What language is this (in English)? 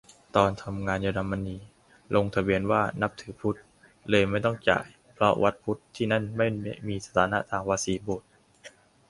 Thai